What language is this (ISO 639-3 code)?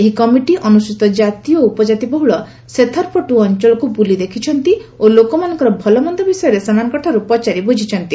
ori